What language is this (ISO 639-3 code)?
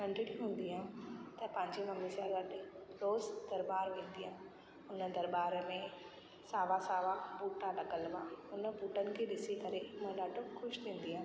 snd